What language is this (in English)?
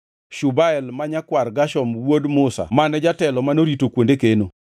Luo (Kenya and Tanzania)